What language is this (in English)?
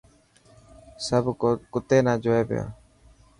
Dhatki